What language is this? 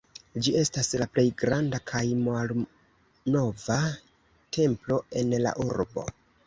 Esperanto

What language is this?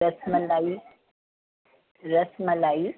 Sindhi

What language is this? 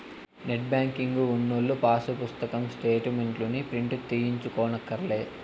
Telugu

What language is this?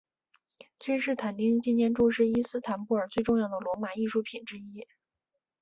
Chinese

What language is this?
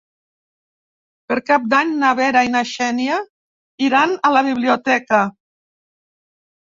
Catalan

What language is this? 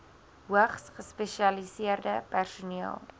Afrikaans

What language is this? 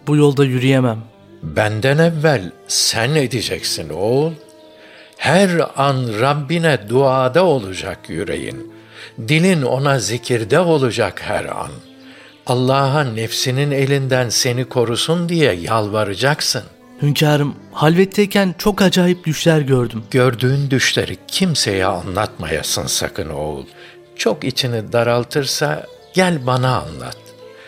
Turkish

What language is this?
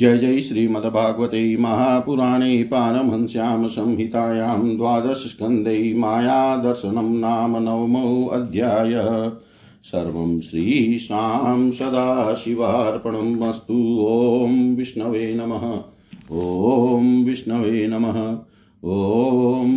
Hindi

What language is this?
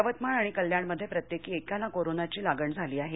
Marathi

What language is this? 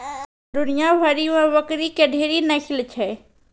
Maithili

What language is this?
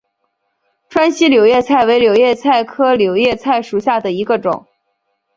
Chinese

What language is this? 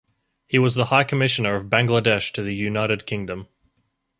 English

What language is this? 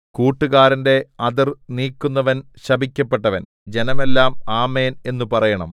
Malayalam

